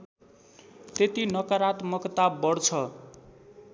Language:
Nepali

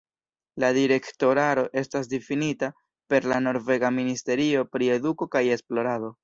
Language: Esperanto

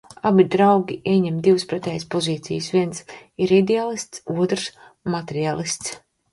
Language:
Latvian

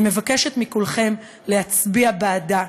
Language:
Hebrew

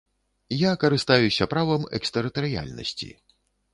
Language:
Belarusian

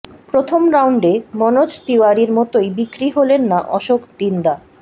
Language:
Bangla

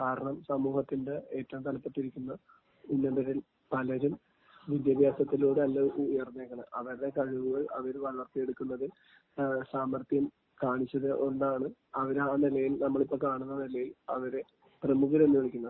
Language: Malayalam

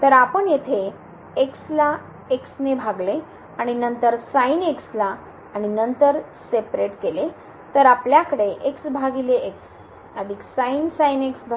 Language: Marathi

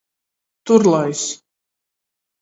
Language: Latgalian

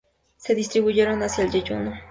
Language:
Spanish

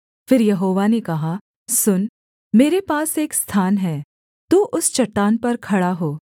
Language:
Hindi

